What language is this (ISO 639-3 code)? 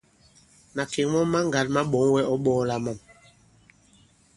abb